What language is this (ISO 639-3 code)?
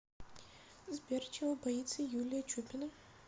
rus